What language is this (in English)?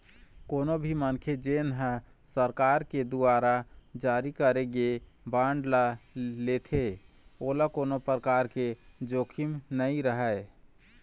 Chhattisgarhi